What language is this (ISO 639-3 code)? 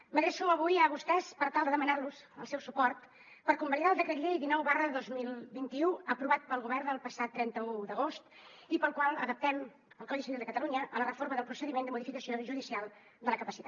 cat